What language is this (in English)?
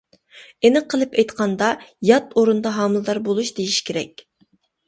Uyghur